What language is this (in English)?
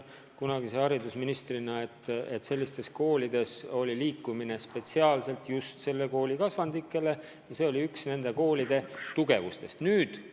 Estonian